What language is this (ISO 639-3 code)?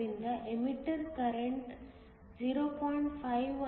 kan